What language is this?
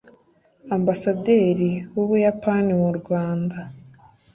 Kinyarwanda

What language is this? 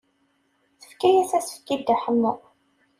Kabyle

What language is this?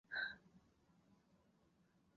Chinese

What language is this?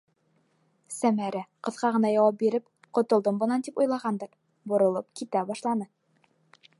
Bashkir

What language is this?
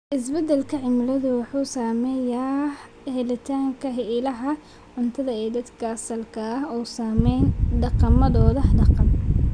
Somali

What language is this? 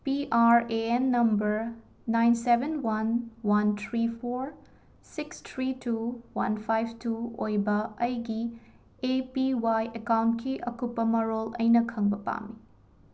Manipuri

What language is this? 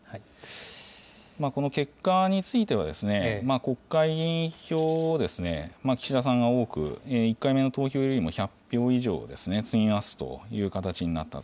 Japanese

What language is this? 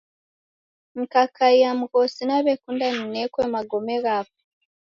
Taita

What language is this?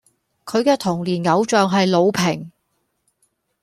Cantonese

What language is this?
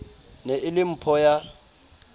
Southern Sotho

